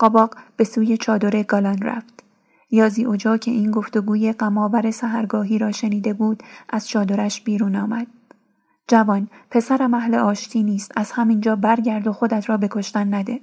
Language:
Persian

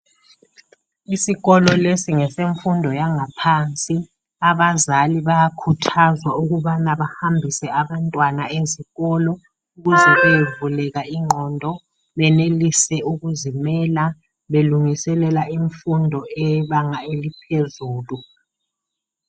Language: North Ndebele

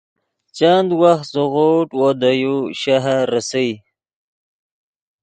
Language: Yidgha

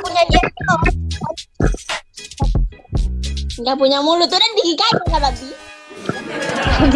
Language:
Indonesian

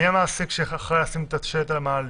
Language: Hebrew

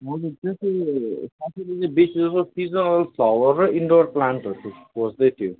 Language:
Nepali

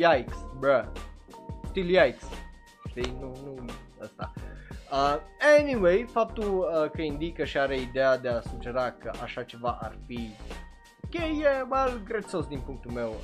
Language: Romanian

